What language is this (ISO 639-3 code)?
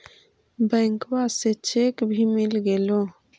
mag